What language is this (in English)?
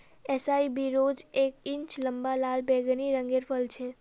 Magahi